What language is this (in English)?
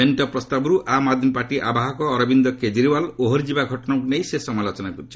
Odia